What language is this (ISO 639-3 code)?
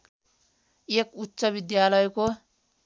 nep